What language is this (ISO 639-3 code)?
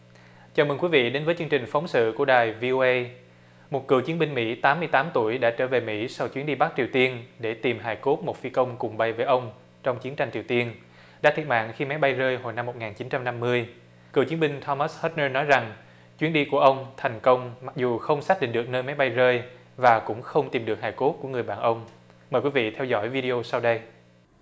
vie